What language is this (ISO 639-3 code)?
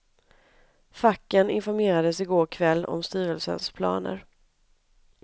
swe